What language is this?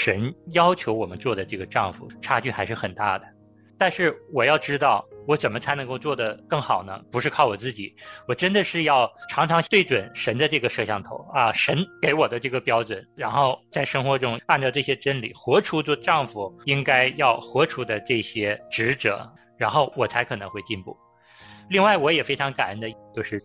Chinese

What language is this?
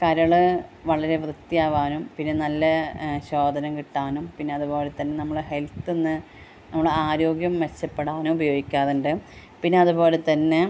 Malayalam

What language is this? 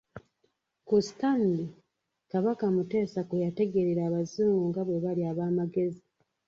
Ganda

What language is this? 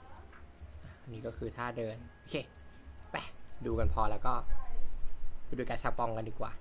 Thai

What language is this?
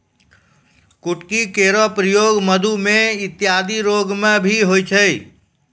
Maithili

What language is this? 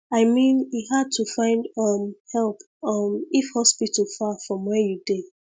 Nigerian Pidgin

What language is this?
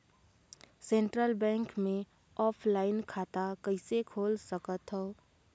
Chhattisgarhi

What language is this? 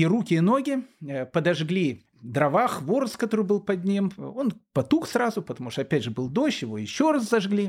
Russian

